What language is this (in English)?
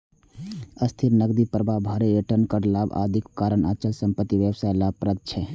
Maithili